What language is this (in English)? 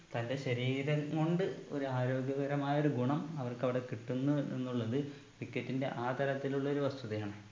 Malayalam